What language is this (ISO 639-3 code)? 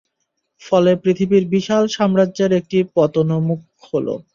ben